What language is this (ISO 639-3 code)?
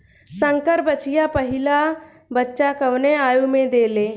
bho